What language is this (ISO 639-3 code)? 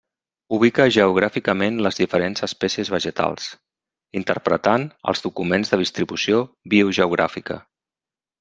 cat